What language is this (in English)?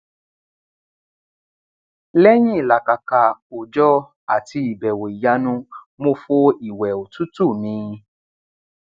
Yoruba